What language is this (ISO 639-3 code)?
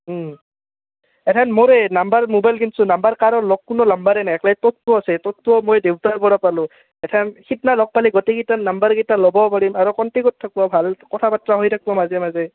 asm